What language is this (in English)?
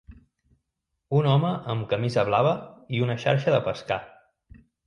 Catalan